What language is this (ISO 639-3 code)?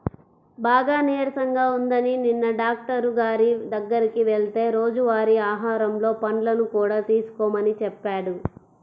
tel